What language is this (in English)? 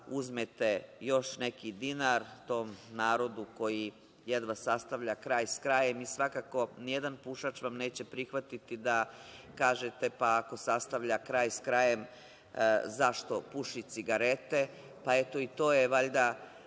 Serbian